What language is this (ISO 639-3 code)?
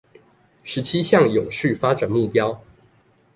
zho